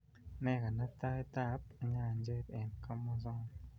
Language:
Kalenjin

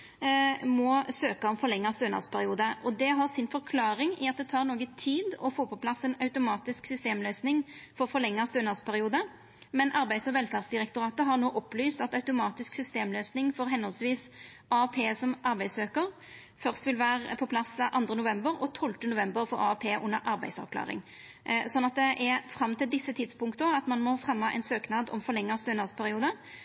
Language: Norwegian Nynorsk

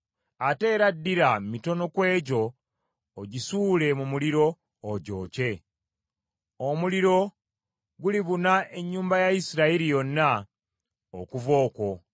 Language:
Ganda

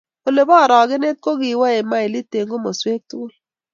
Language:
Kalenjin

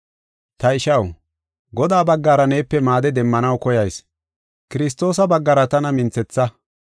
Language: Gofa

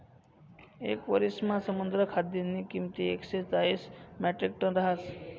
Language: Marathi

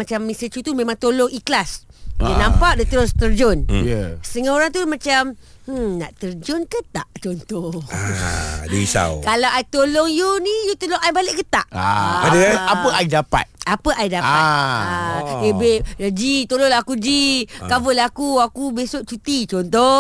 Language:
Malay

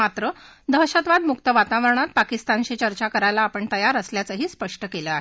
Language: Marathi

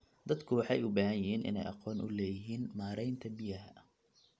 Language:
Somali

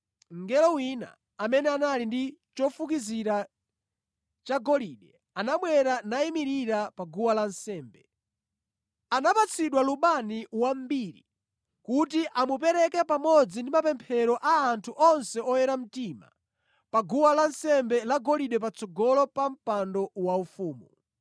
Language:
Nyanja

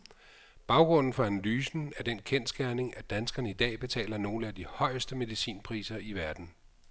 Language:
Danish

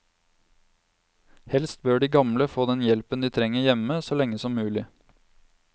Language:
Norwegian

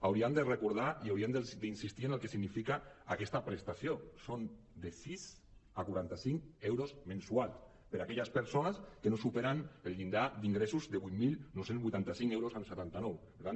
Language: Catalan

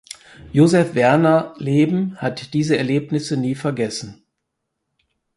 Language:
German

